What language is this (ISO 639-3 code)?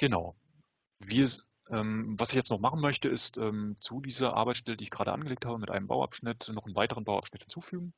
deu